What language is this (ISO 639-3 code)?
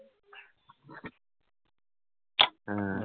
ben